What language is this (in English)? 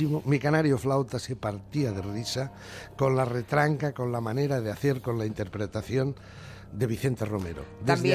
Spanish